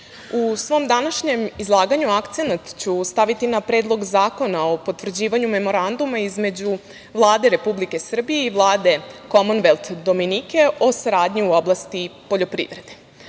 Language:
Serbian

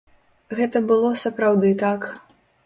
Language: Belarusian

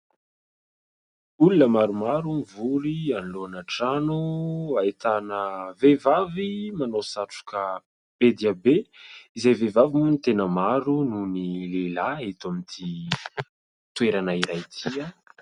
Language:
Malagasy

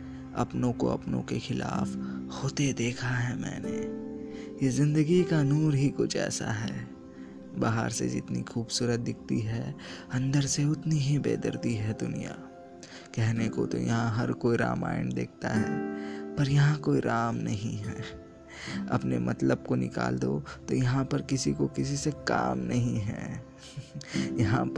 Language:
Hindi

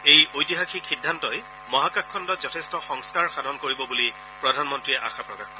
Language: Assamese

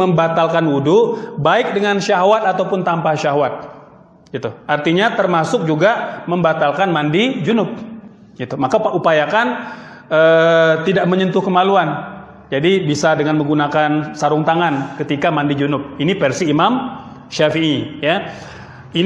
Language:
Indonesian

